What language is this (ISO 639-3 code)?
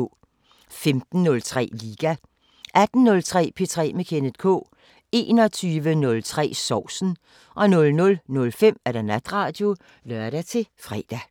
dan